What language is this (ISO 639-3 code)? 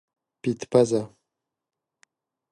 pus